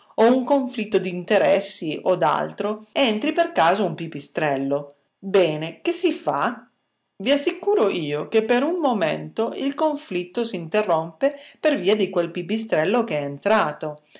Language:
Italian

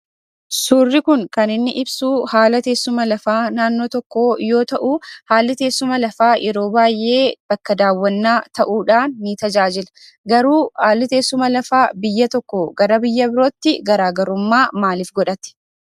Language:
Oromo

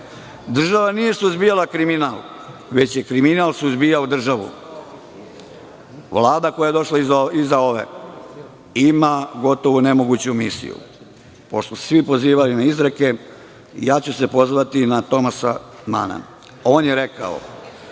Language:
Serbian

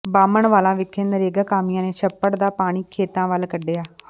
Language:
Punjabi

